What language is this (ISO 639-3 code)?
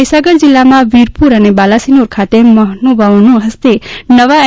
guj